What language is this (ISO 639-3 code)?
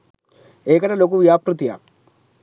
sin